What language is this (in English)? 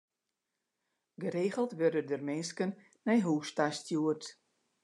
Western Frisian